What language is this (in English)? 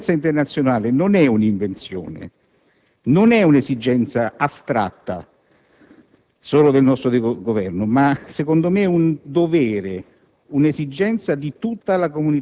Italian